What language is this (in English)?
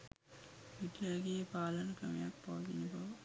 Sinhala